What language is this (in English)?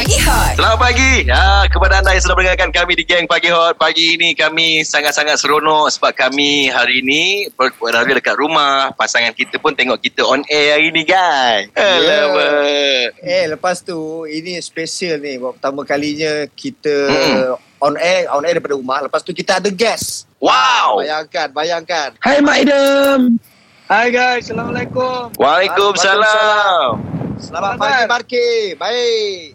Malay